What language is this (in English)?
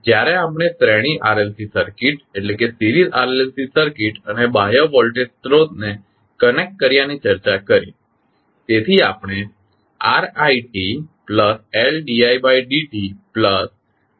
Gujarati